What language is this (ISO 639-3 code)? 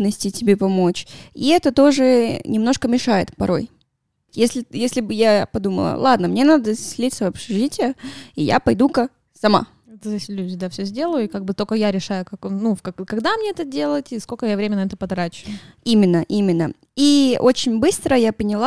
rus